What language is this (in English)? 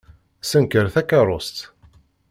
Kabyle